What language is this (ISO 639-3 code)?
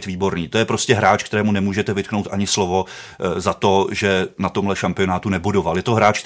ces